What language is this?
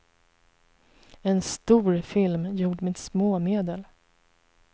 Swedish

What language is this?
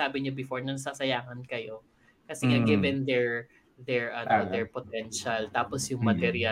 Filipino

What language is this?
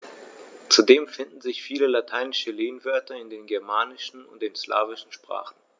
German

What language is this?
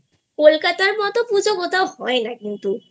Bangla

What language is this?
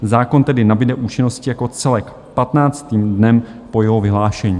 Czech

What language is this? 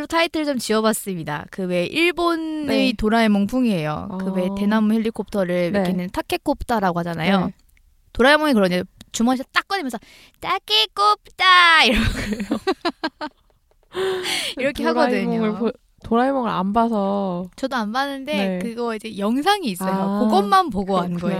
Korean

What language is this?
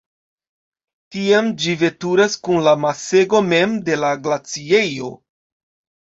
Esperanto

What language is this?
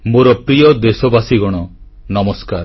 Odia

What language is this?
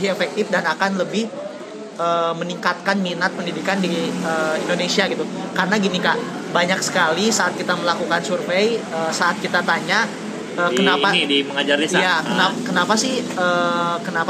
Indonesian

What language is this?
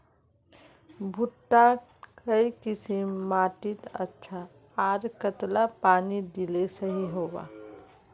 Magahi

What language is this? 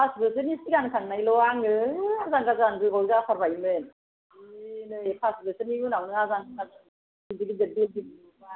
Bodo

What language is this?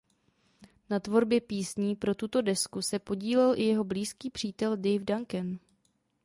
Czech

